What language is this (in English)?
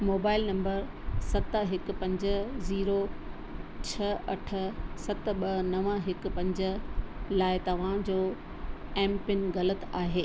Sindhi